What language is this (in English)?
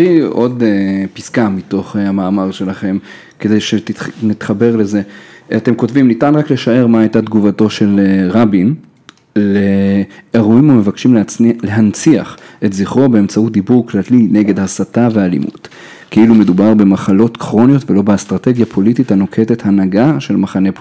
Hebrew